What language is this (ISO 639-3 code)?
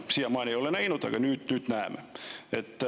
est